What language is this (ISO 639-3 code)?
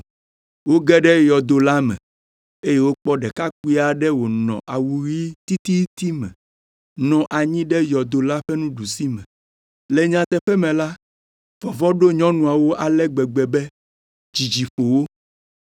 ewe